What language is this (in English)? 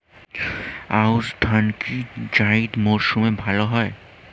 Bangla